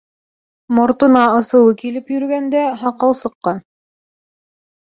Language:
Bashkir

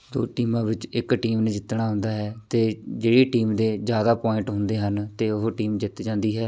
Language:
Punjabi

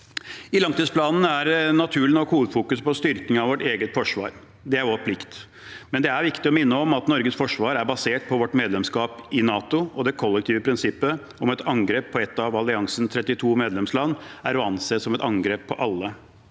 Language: Norwegian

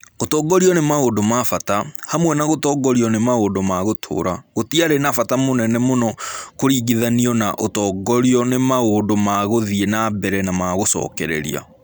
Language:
Kikuyu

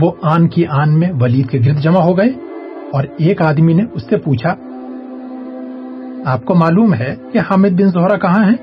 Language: Urdu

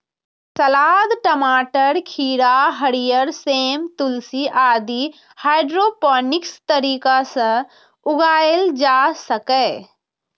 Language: Maithili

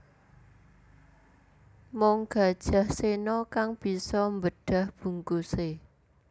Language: Javanese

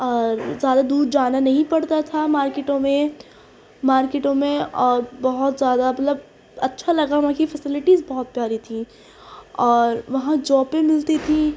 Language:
Urdu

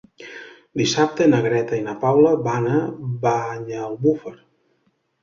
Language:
Catalan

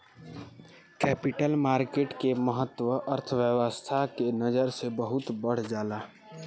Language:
Bhojpuri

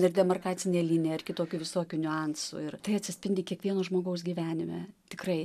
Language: Lithuanian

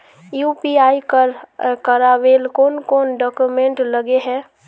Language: Magahi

